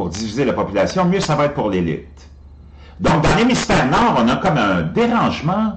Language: French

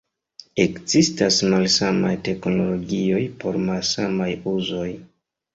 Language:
Esperanto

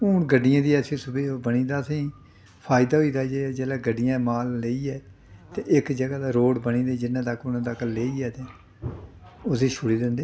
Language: Dogri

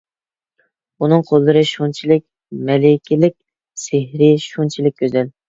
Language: Uyghur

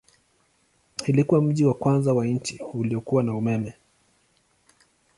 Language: Swahili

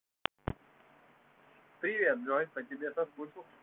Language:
Russian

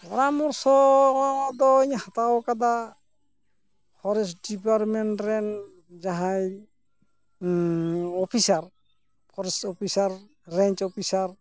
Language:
Santali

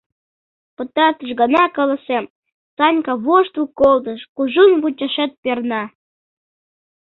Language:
Mari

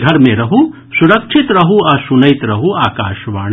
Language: Maithili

